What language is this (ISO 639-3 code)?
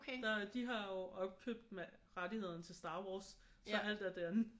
dan